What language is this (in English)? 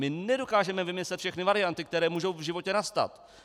Czech